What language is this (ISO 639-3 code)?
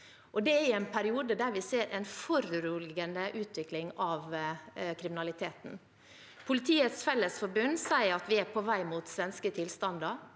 nor